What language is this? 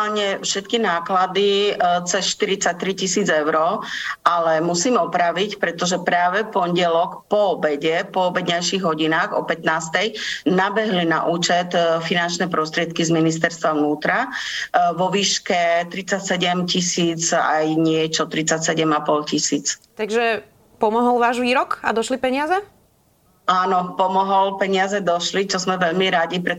Slovak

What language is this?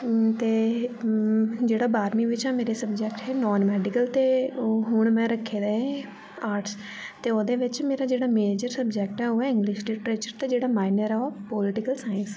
Dogri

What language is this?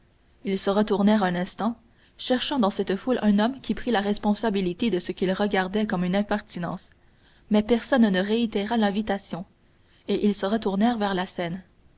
French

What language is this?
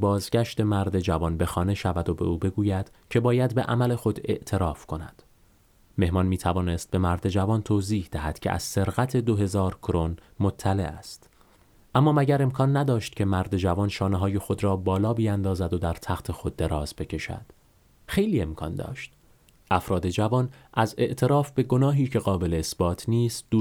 Persian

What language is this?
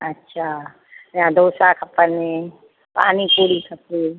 Sindhi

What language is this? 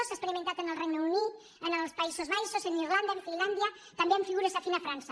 Catalan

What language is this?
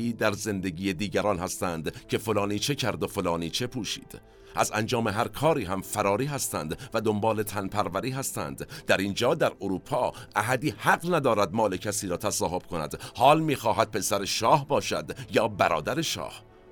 Persian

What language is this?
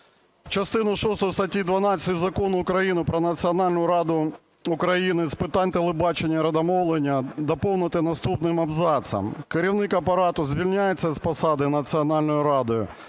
Ukrainian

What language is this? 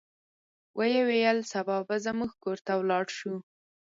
Pashto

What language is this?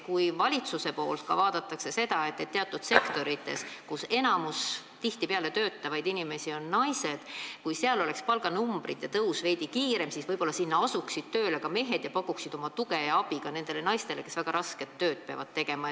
Estonian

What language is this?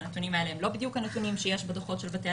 Hebrew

